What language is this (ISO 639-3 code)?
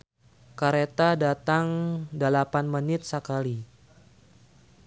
sun